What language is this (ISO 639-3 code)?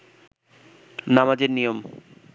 ben